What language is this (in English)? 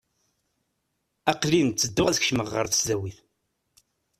Kabyle